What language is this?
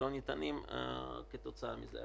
Hebrew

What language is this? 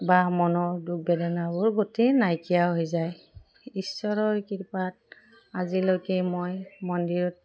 Assamese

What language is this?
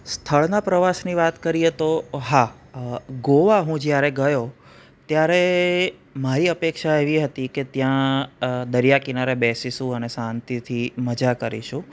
Gujarati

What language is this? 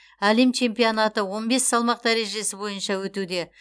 Kazakh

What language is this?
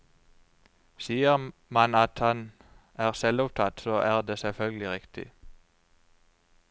Norwegian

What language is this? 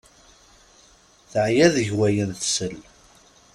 Kabyle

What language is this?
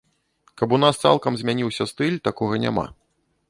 Belarusian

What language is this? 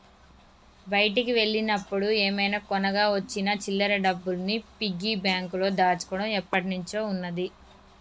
Telugu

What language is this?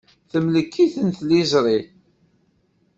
Kabyle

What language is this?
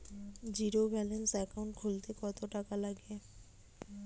Bangla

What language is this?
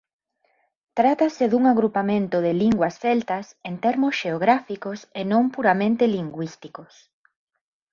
Galician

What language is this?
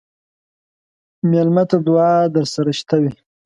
Pashto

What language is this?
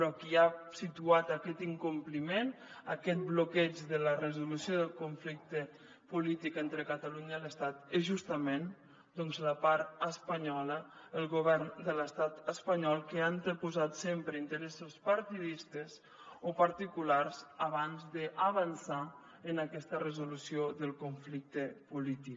Catalan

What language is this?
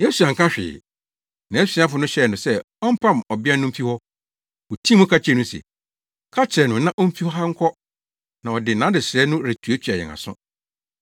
Akan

